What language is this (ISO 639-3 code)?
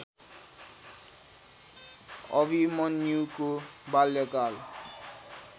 nep